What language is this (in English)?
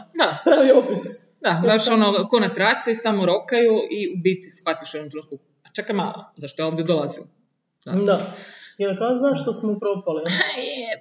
Croatian